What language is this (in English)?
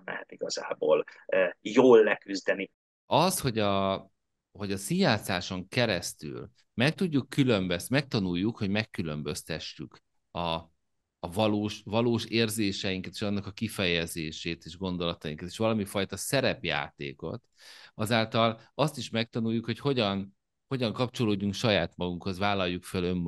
Hungarian